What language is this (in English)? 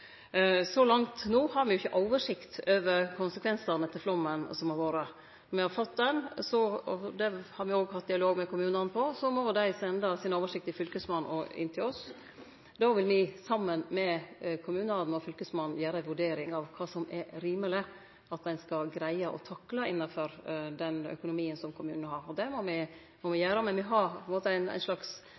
Norwegian Nynorsk